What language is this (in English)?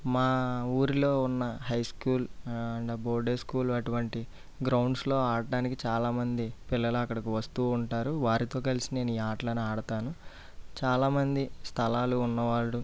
Telugu